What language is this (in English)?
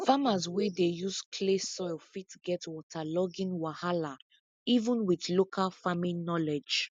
Nigerian Pidgin